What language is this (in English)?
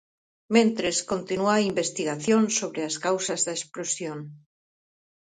Galician